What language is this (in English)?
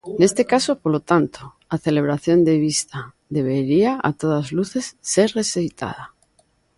Galician